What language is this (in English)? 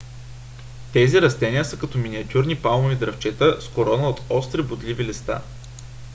Bulgarian